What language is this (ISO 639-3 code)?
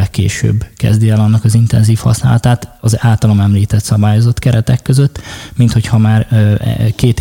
hun